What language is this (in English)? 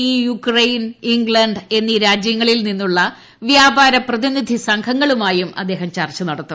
Malayalam